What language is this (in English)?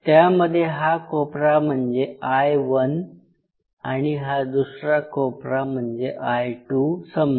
Marathi